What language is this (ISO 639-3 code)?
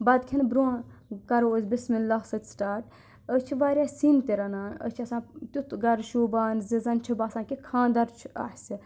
kas